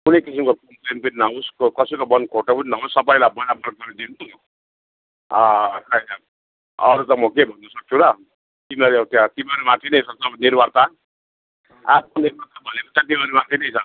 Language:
Nepali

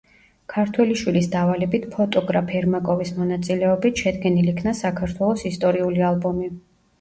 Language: Georgian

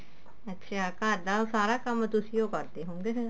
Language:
Punjabi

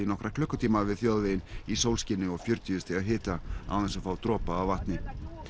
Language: Icelandic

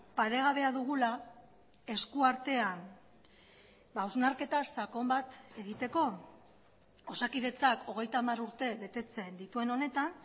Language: Basque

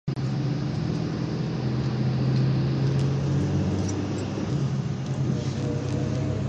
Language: Japanese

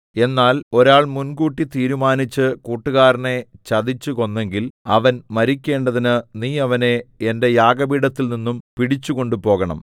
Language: Malayalam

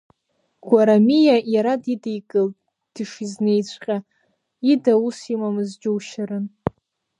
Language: Abkhazian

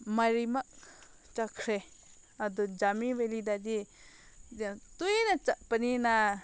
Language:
Manipuri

